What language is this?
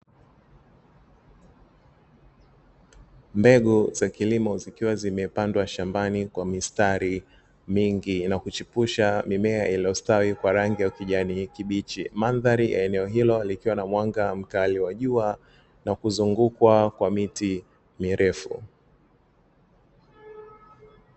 Swahili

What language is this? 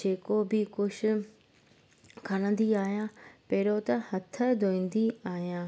Sindhi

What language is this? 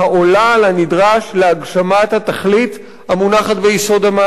Hebrew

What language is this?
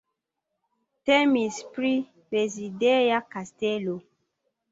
Esperanto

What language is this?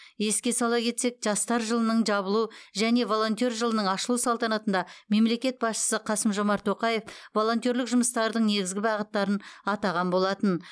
Kazakh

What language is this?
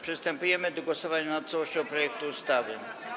Polish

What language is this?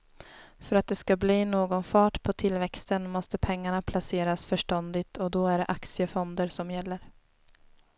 Swedish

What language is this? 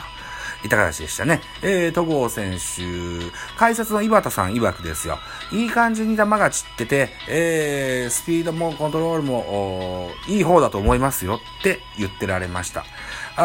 Japanese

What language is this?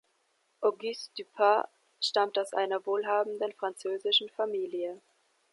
German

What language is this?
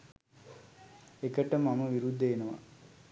Sinhala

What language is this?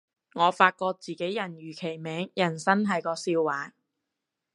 Cantonese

